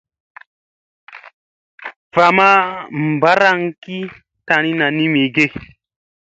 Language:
Musey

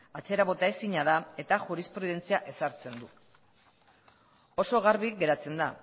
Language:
Basque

